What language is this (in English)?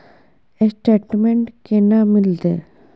Maithili